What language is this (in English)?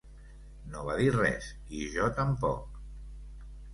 Catalan